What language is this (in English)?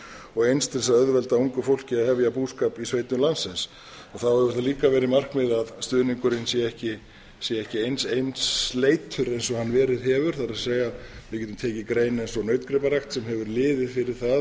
Icelandic